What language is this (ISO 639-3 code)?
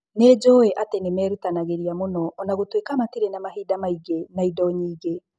kik